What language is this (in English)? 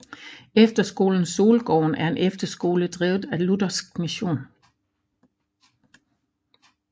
Danish